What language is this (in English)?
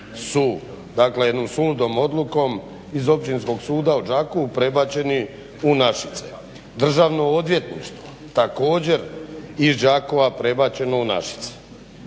Croatian